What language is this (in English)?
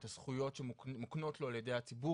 Hebrew